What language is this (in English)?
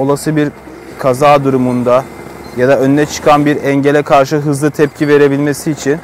Turkish